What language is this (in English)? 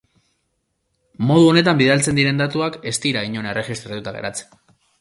Basque